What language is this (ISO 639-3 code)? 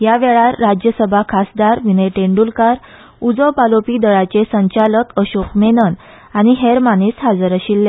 kok